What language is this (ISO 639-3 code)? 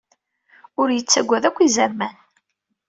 kab